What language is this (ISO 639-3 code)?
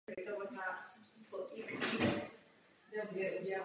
ces